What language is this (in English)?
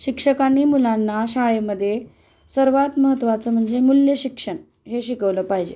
Marathi